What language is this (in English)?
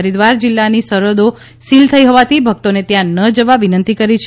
Gujarati